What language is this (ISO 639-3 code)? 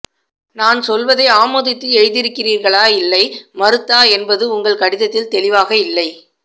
tam